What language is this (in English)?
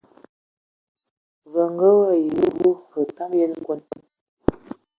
Ewondo